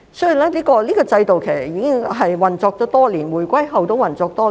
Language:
Cantonese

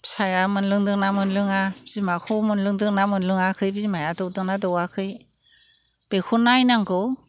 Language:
Bodo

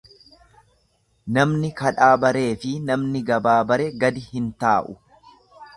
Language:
Oromo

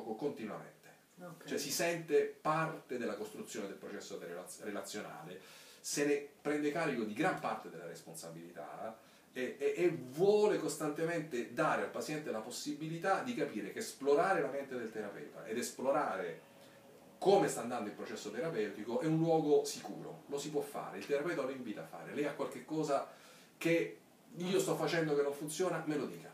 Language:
Italian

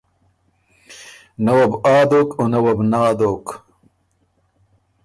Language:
Ormuri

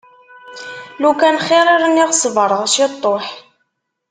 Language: Kabyle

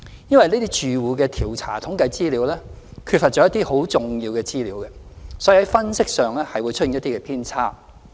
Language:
Cantonese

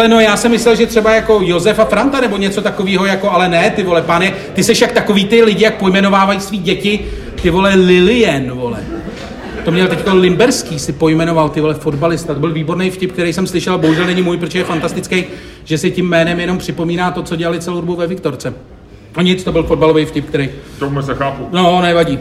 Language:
Czech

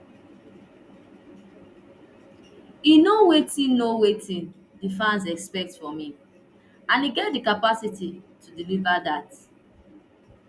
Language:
Nigerian Pidgin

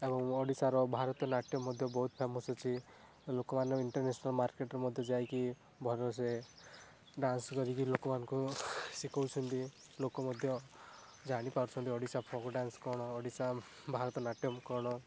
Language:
Odia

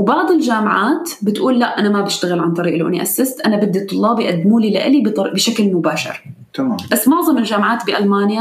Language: Arabic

